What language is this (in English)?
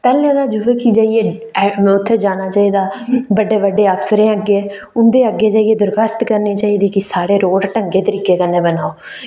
Dogri